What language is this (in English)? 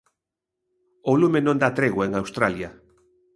Galician